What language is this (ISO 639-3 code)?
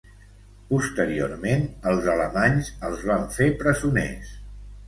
cat